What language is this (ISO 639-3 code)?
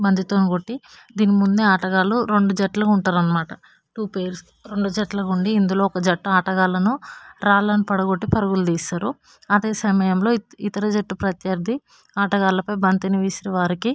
tel